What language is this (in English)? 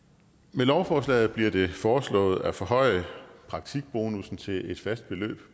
Danish